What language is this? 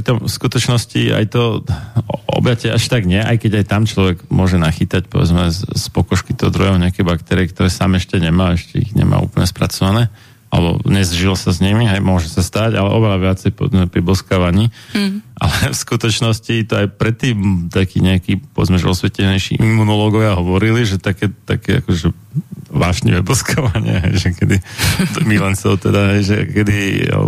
Slovak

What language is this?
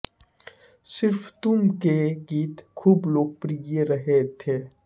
Hindi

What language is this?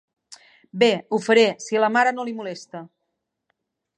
Catalan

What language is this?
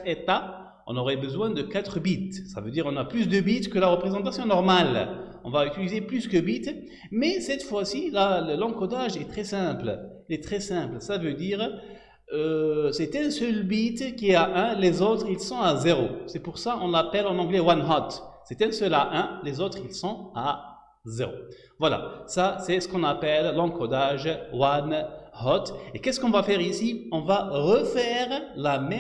French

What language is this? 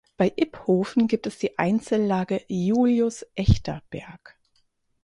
German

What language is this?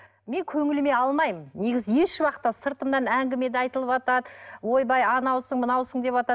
Kazakh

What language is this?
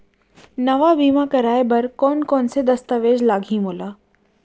Chhattisgarhi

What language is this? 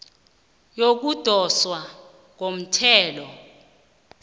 South Ndebele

